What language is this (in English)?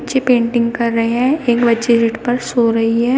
Hindi